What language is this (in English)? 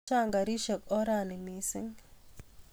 Kalenjin